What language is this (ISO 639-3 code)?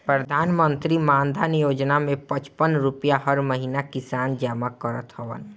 bho